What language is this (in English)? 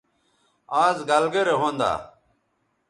Bateri